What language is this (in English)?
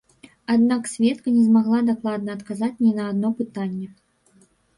Belarusian